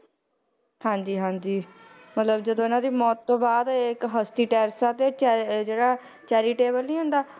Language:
Punjabi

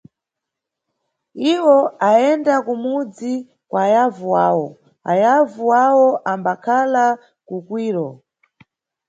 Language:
Nyungwe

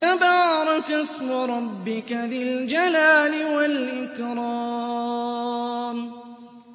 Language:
Arabic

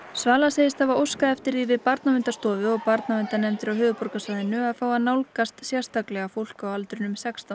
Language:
Icelandic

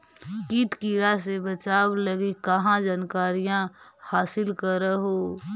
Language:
Magahi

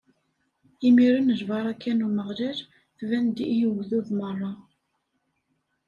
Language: Kabyle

